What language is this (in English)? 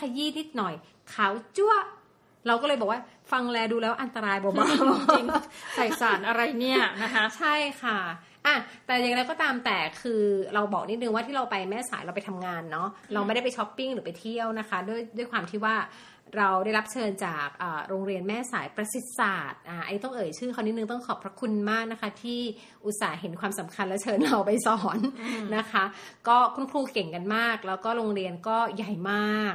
Thai